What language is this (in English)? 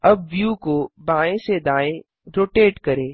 Hindi